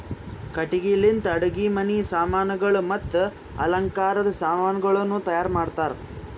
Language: Kannada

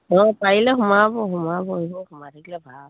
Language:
Assamese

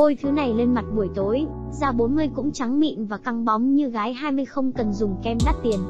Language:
Vietnamese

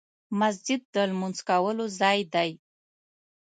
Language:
Pashto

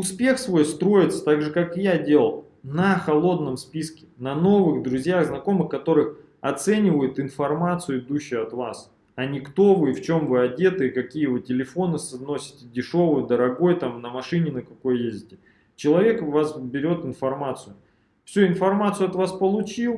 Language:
Russian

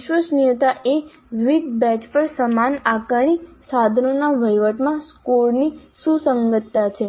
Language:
Gujarati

